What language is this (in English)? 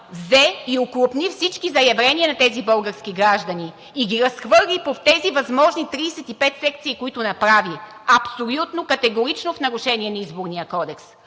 Bulgarian